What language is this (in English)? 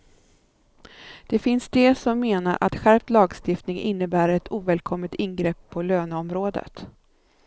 Swedish